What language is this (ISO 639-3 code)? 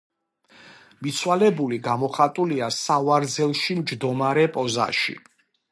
kat